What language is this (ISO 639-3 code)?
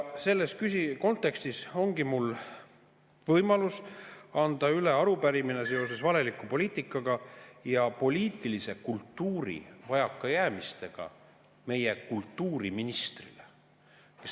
est